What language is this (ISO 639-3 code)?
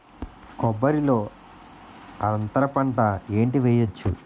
tel